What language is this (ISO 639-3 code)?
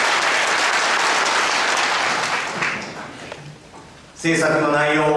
jpn